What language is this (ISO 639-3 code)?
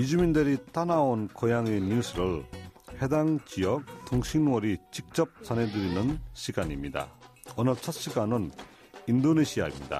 kor